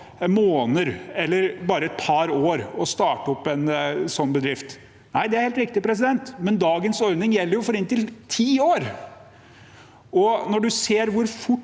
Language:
Norwegian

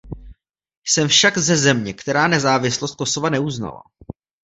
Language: Czech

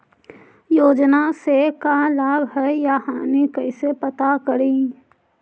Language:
Magahi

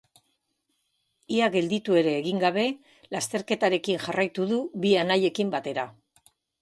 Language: Basque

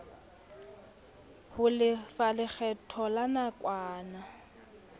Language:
Southern Sotho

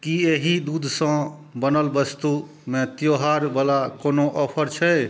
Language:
Maithili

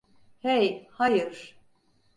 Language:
Turkish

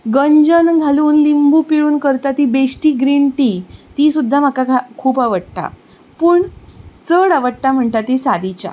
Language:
Konkani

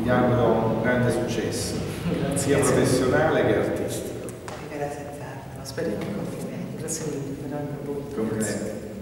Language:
Italian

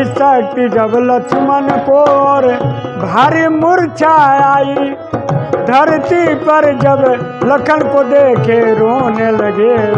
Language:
Hindi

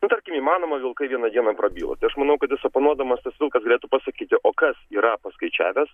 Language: Lithuanian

